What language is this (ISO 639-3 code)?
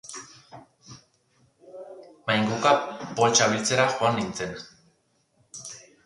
eus